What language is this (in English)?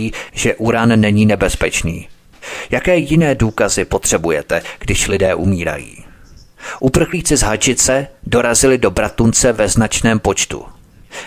Czech